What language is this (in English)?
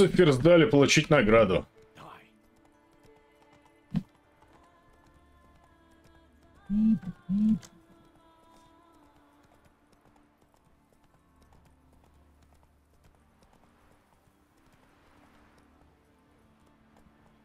Russian